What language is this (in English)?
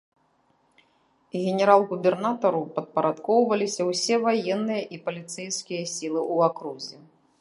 Belarusian